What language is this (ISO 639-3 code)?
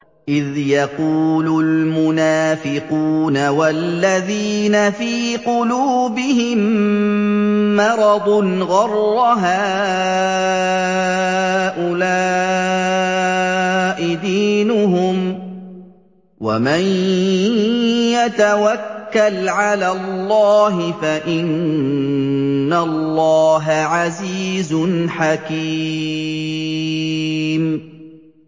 ara